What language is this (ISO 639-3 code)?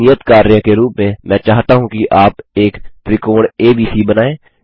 hin